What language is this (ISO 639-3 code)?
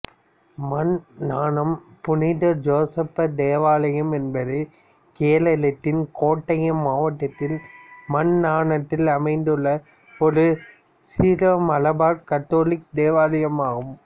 tam